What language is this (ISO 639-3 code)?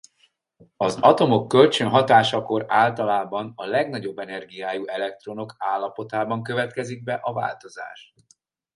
hun